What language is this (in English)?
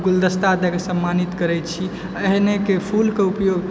Maithili